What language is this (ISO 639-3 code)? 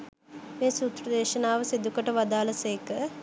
sin